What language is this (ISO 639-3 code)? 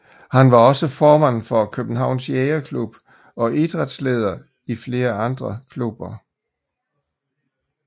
dan